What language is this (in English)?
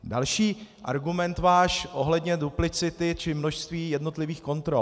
Czech